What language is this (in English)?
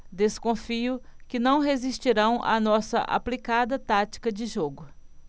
Portuguese